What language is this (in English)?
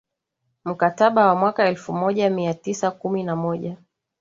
Swahili